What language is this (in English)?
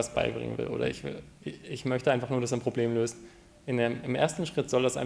German